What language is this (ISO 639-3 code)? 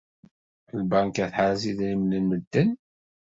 kab